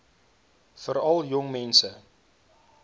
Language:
Afrikaans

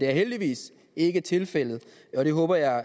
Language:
Danish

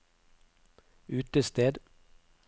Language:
Norwegian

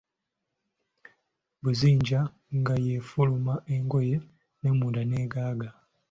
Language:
Ganda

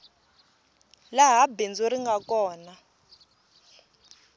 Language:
Tsonga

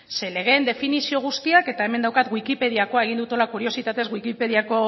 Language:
Basque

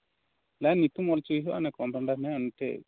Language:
Santali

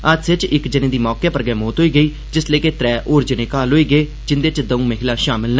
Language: Dogri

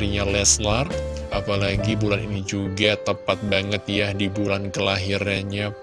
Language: Indonesian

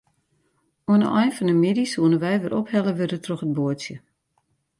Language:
Western Frisian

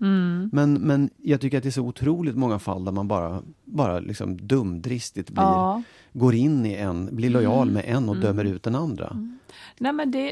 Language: Swedish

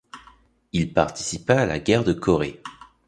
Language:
French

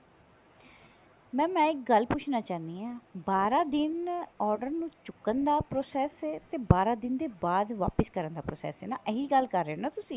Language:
Punjabi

